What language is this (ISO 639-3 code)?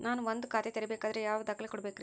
kan